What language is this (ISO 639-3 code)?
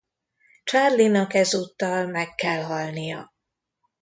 hun